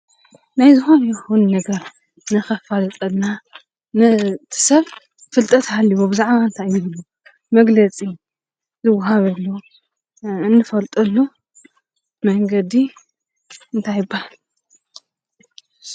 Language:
Tigrinya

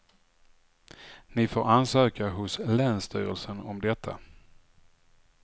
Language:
Swedish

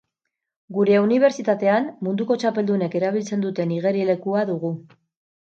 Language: Basque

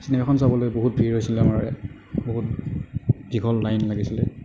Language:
Assamese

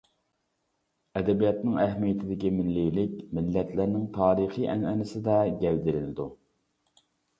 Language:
Uyghur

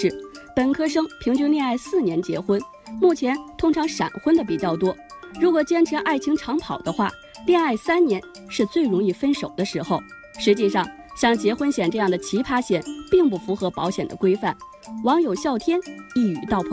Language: Chinese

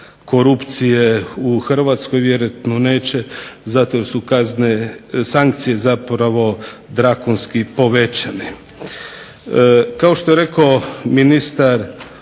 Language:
Croatian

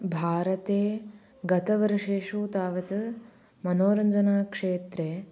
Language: Sanskrit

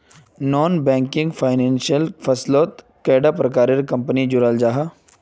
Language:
Magahi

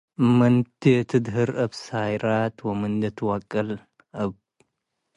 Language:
Tigre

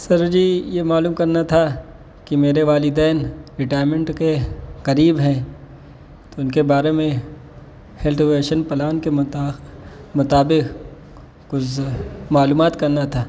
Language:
Urdu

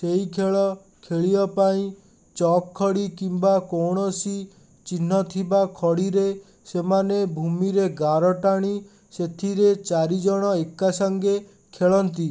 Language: Odia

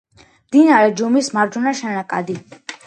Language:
Georgian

